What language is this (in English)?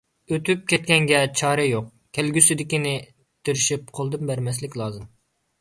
Uyghur